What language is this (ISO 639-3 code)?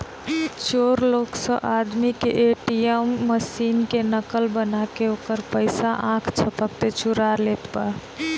bho